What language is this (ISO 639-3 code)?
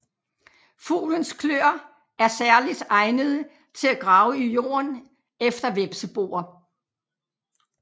dan